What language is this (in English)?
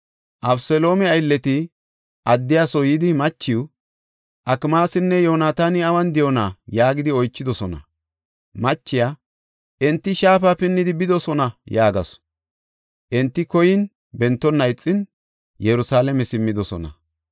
Gofa